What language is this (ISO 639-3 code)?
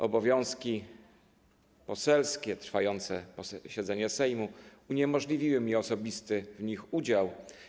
pol